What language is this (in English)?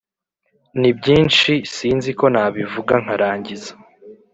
Kinyarwanda